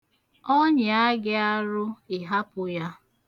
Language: Igbo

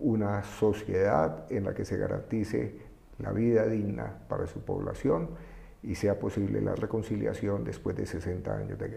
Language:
Spanish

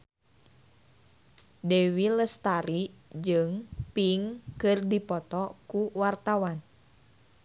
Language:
Sundanese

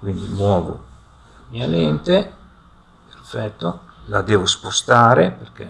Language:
Italian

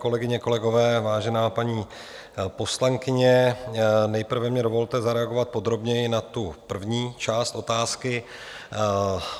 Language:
Czech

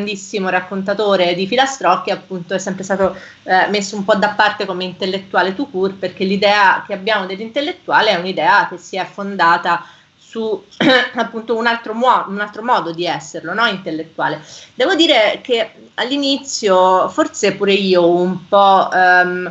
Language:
Italian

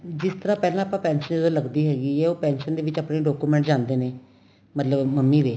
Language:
Punjabi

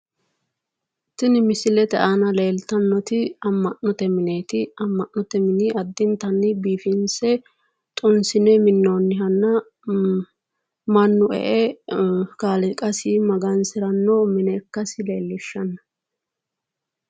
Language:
Sidamo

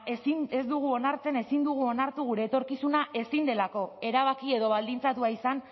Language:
Basque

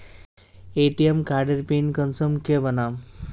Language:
Magahi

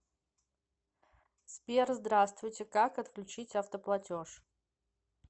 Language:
Russian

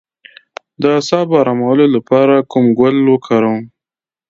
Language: Pashto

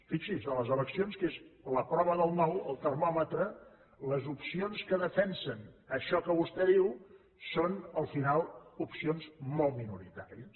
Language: Catalan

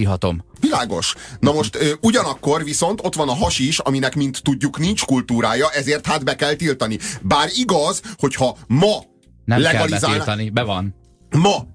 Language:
Hungarian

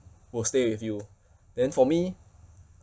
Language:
English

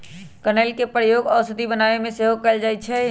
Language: Magahi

